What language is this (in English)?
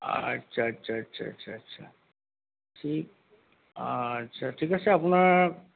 Assamese